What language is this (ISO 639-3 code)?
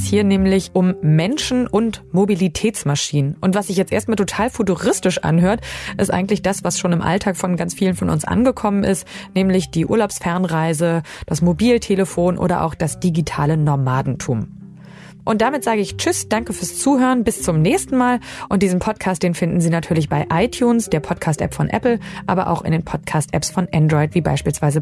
deu